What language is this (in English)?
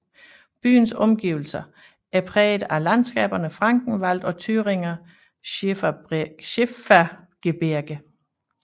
Danish